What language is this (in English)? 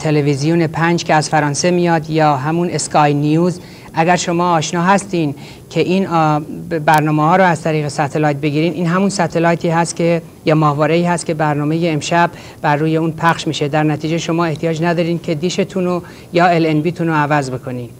Persian